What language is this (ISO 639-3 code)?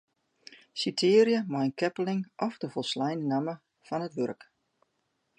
fry